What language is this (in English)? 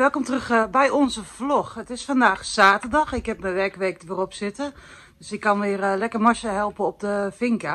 Dutch